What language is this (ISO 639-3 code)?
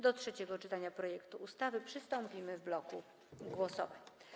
pol